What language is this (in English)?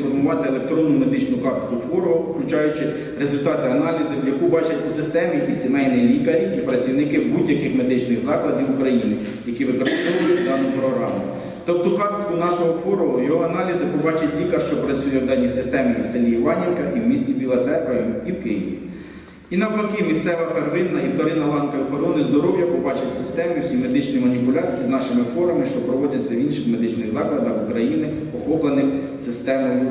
Ukrainian